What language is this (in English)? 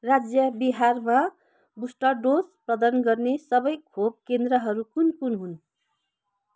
Nepali